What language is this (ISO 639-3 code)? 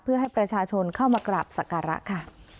tha